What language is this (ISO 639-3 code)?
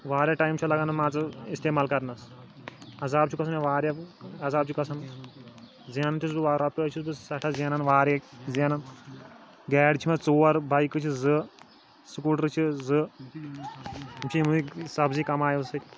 kas